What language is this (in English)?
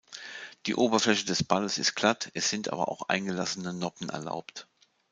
German